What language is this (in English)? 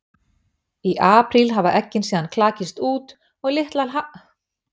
Icelandic